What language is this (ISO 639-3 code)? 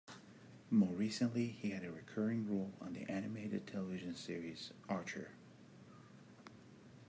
eng